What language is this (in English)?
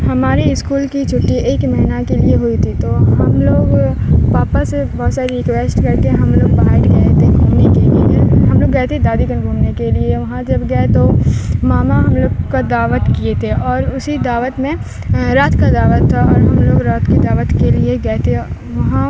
Urdu